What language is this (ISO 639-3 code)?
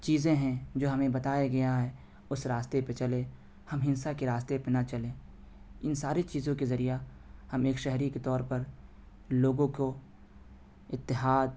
urd